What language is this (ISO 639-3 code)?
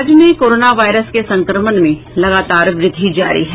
hin